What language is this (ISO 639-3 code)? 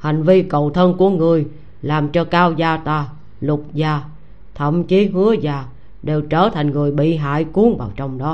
vie